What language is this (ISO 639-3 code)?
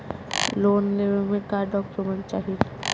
bho